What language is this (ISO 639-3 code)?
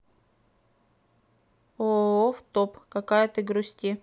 rus